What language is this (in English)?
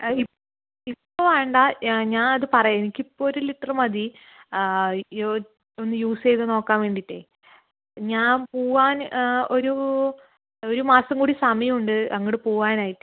Malayalam